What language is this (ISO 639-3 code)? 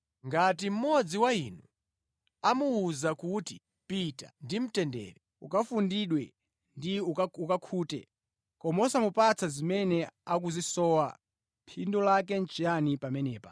nya